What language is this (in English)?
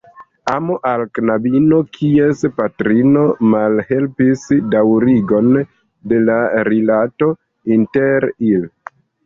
Esperanto